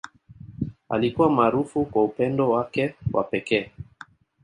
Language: Swahili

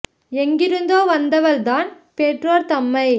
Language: Tamil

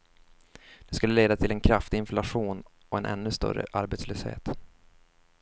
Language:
Swedish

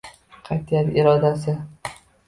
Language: Uzbek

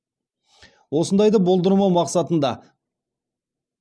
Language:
Kazakh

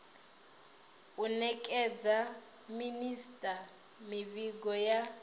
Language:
Venda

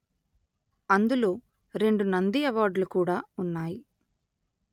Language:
Telugu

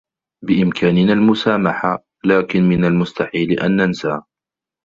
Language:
Arabic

